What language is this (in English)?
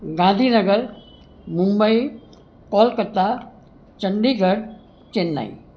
Gujarati